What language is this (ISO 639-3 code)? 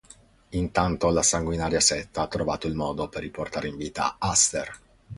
ita